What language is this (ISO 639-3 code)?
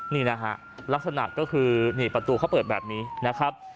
tha